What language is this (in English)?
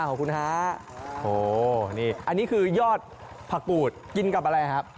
Thai